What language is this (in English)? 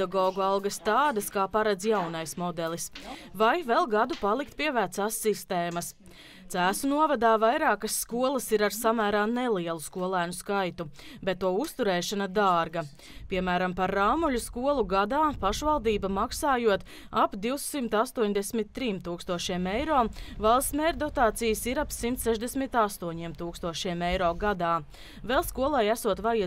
Latvian